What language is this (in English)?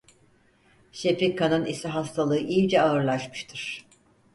Turkish